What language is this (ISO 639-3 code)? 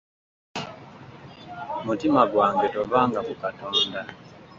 lug